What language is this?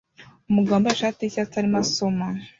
Kinyarwanda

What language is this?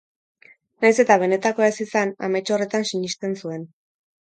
Basque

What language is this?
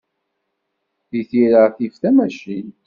Kabyle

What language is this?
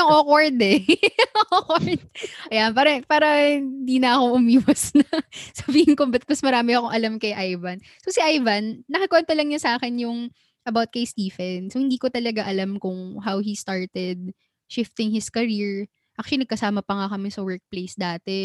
Filipino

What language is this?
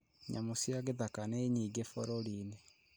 Kikuyu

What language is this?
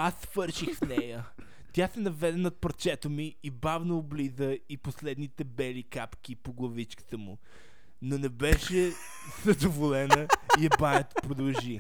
Bulgarian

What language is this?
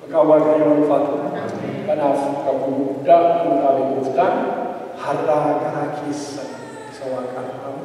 Indonesian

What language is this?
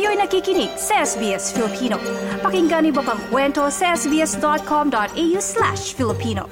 Filipino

